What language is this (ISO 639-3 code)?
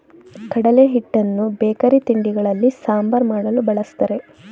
kan